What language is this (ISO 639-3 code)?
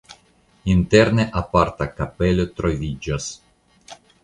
epo